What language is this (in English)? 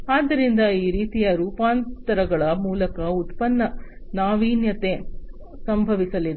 Kannada